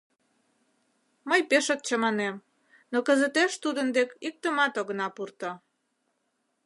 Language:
Mari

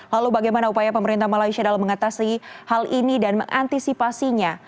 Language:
Indonesian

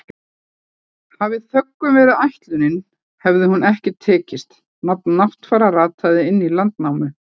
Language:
Icelandic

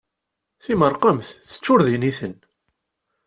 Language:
Kabyle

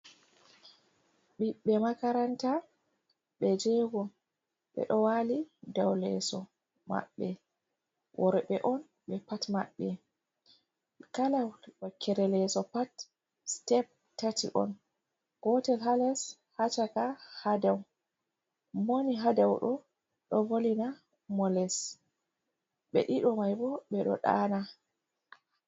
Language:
Fula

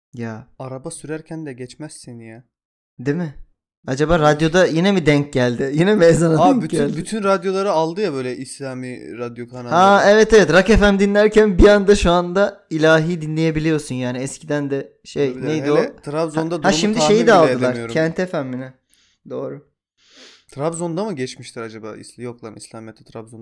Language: Turkish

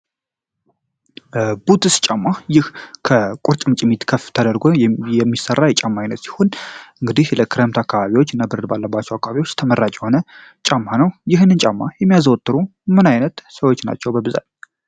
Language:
Amharic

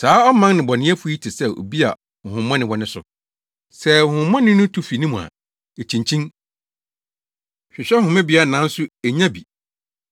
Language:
Akan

